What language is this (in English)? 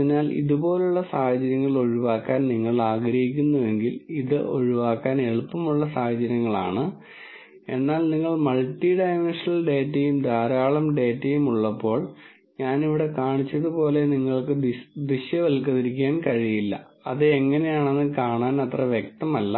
Malayalam